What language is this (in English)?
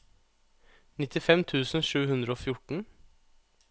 Norwegian